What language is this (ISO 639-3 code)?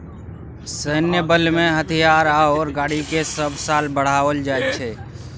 mai